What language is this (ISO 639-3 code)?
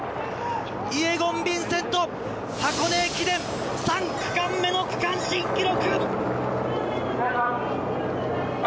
jpn